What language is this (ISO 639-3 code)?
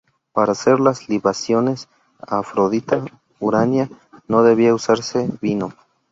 spa